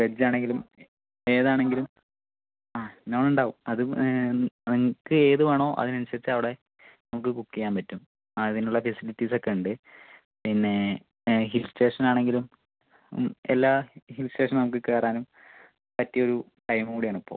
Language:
Malayalam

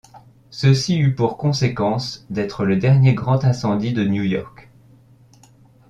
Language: French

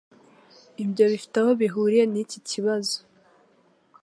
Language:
Kinyarwanda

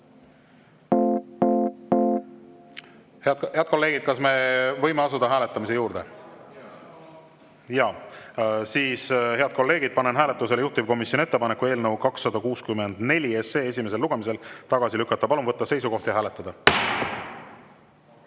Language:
Estonian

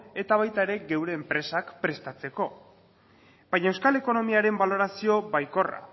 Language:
Basque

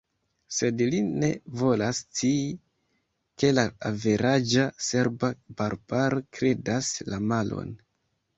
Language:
Esperanto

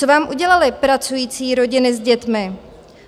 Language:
Czech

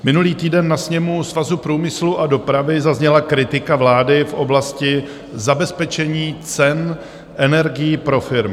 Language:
Czech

